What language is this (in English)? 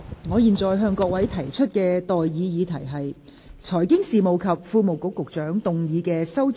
Cantonese